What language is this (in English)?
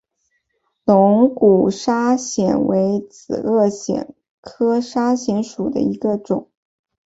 Chinese